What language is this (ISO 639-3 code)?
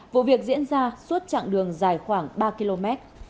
vie